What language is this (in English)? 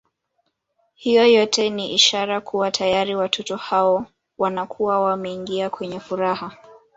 Swahili